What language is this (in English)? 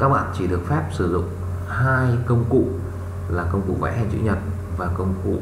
Vietnamese